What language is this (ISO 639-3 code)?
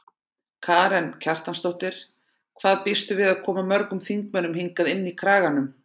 isl